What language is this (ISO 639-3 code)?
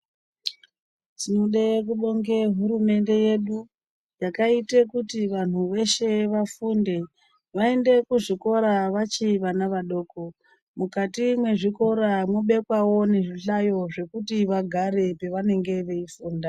ndc